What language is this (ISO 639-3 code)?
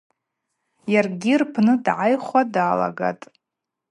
abq